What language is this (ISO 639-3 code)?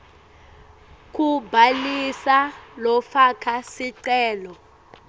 ssw